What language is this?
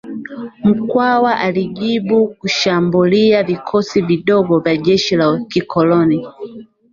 Swahili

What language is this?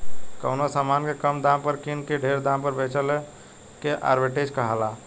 Bhojpuri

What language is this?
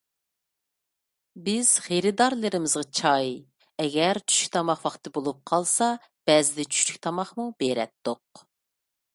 Uyghur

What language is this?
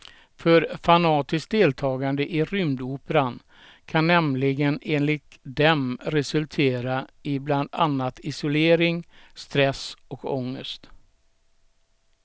Swedish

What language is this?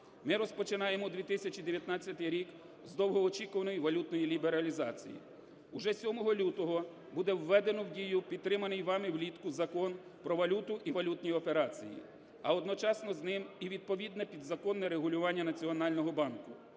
Ukrainian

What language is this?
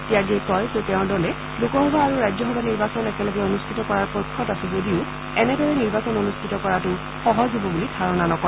Assamese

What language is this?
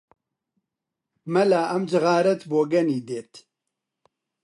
Central Kurdish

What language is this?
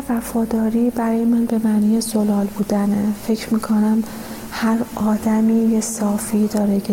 Persian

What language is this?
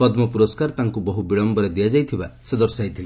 Odia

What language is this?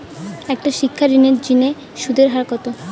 Bangla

